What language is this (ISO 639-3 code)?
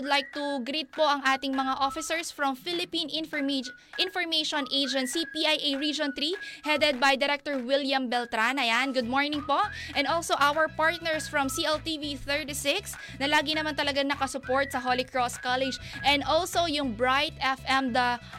fil